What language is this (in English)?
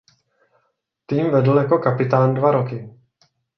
Czech